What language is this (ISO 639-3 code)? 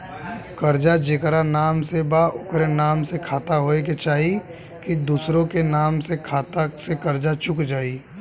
bho